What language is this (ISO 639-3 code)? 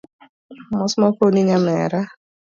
luo